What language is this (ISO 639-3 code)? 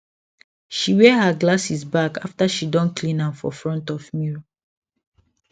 pcm